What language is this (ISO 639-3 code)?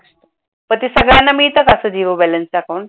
mar